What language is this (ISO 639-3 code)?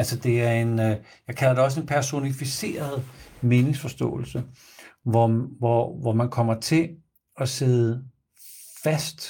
dan